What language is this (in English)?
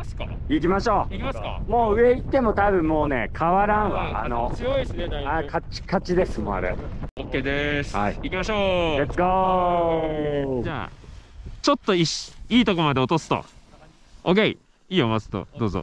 Japanese